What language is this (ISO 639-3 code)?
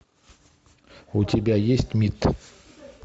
rus